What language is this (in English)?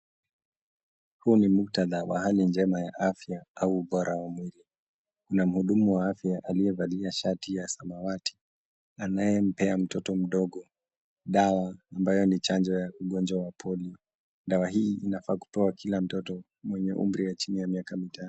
Swahili